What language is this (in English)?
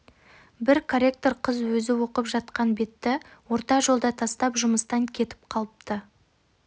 Kazakh